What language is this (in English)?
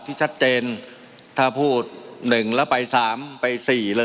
Thai